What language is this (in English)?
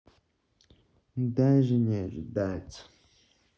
Russian